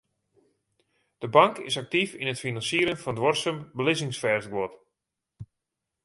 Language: Western Frisian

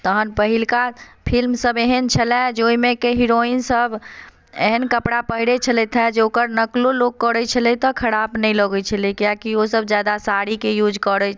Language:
Maithili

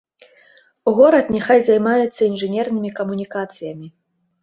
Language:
Belarusian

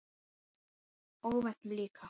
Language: Icelandic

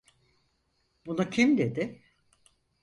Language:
Turkish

